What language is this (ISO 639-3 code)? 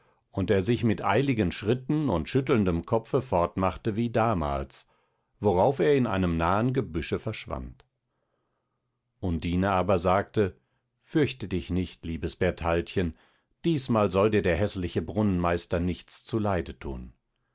deu